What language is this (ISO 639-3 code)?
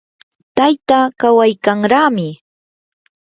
qur